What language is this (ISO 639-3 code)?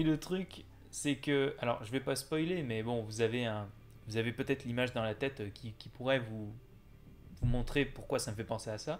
fra